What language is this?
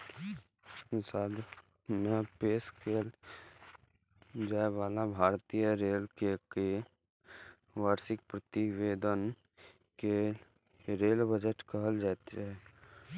Maithili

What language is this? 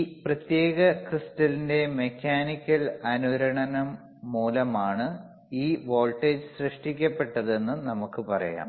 Malayalam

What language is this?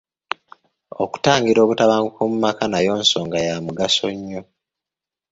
Ganda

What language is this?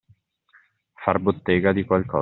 Italian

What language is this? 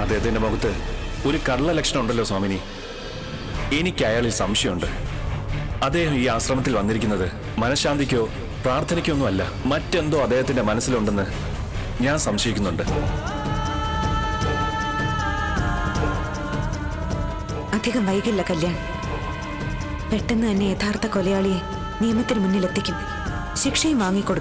Indonesian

